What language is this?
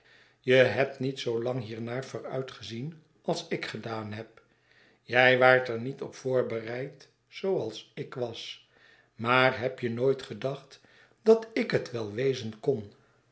Dutch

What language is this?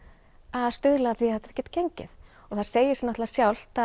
Icelandic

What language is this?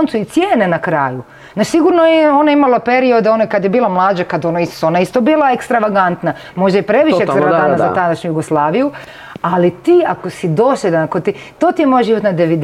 Croatian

